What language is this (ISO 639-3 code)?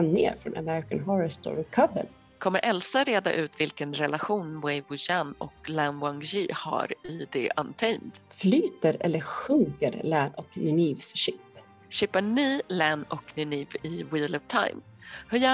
swe